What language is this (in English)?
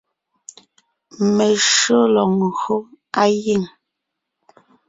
Ngiemboon